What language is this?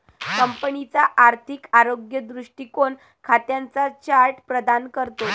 Marathi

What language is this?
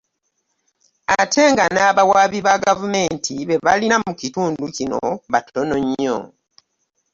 Ganda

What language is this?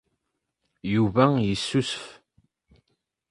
Kabyle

